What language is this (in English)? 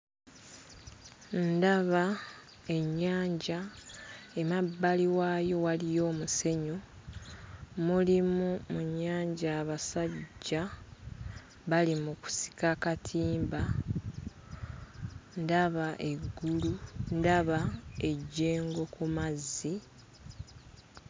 Ganda